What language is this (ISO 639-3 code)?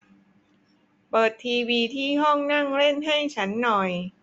tha